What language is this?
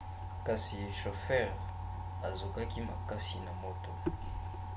Lingala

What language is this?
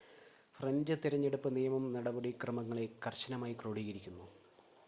Malayalam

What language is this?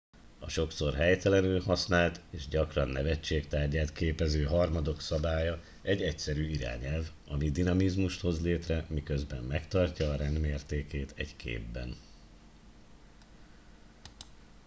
Hungarian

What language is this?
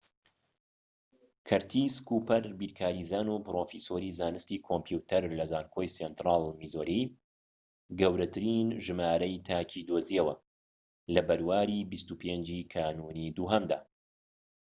Central Kurdish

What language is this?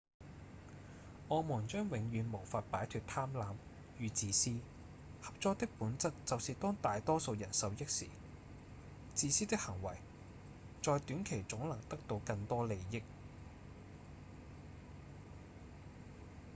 Cantonese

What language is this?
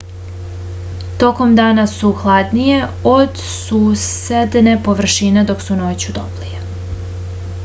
Serbian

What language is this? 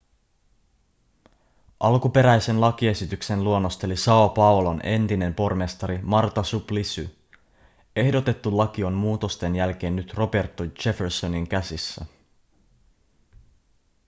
Finnish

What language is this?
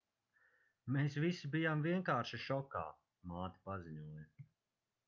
Latvian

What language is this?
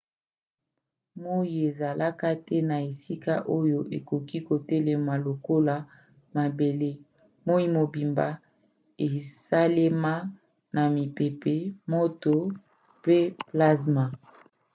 Lingala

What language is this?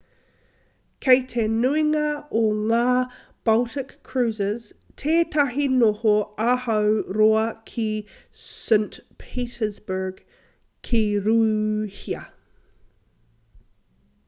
Māori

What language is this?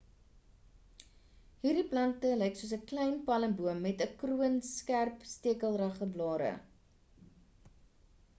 Afrikaans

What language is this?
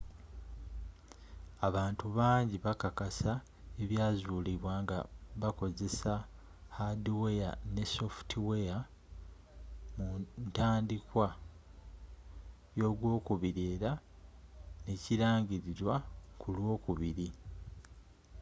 Ganda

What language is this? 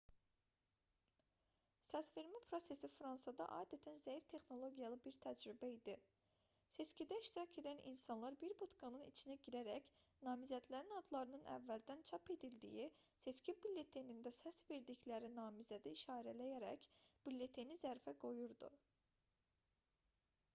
Azerbaijani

